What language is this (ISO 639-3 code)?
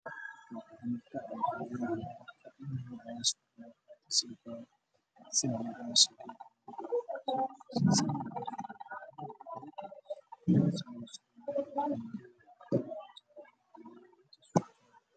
som